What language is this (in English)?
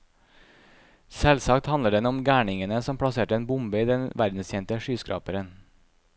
Norwegian